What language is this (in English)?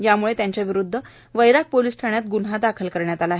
Marathi